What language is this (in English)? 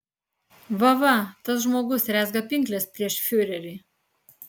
Lithuanian